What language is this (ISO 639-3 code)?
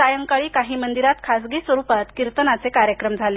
mar